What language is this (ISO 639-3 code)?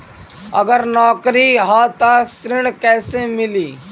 bho